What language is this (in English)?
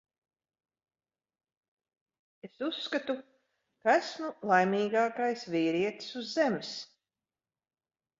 Latvian